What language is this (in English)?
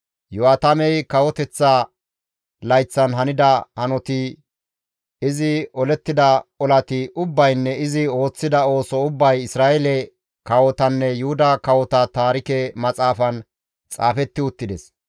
Gamo